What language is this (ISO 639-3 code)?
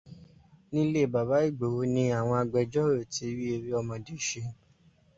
yor